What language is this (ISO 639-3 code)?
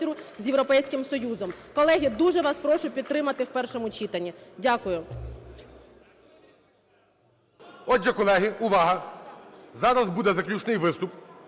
ukr